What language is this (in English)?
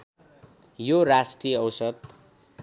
Nepali